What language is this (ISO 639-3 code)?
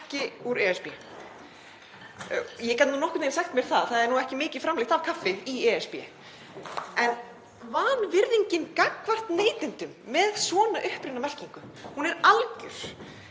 isl